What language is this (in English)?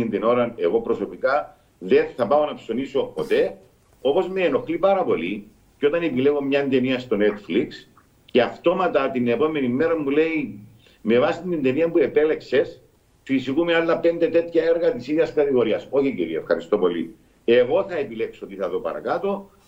Greek